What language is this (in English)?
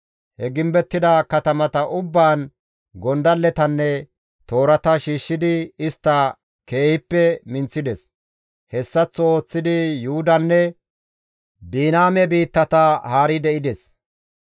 Gamo